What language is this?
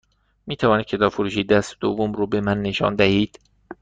Persian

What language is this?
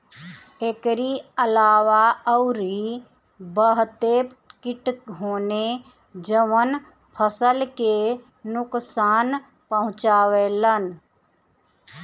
Bhojpuri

